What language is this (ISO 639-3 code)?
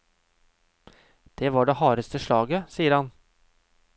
nor